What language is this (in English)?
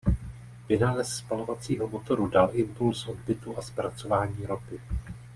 Czech